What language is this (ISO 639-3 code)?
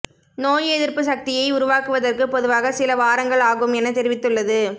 tam